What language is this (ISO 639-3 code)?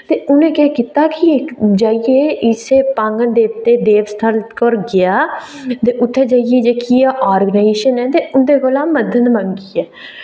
doi